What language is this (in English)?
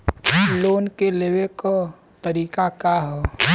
Bhojpuri